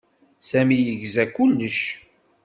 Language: Kabyle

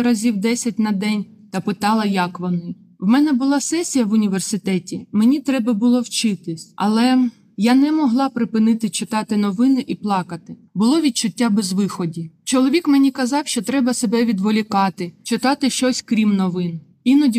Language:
Ukrainian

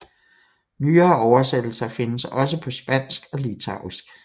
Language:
Danish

